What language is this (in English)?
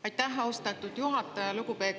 Estonian